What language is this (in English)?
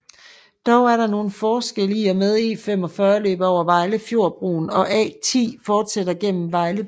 Danish